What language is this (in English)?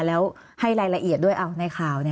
Thai